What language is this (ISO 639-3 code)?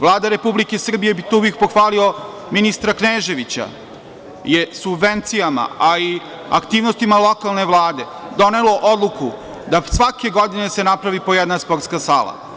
srp